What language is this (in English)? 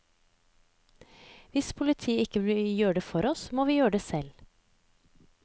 Norwegian